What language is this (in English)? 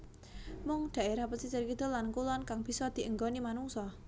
Javanese